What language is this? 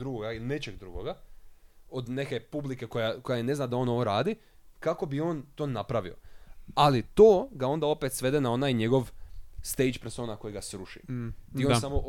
Croatian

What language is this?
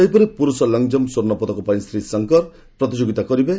Odia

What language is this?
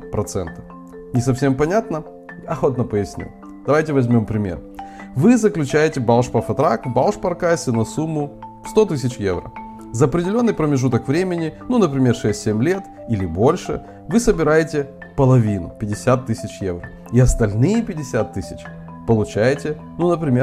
Russian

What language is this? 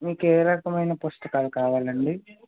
Telugu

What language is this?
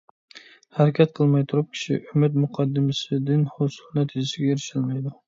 Uyghur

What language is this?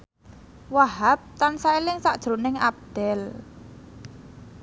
Javanese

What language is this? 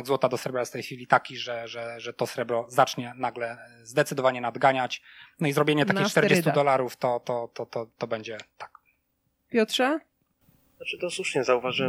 Polish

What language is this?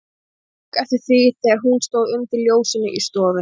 Icelandic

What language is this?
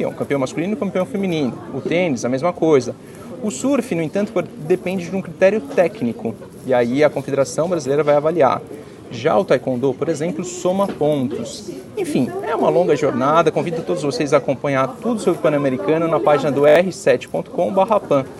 Portuguese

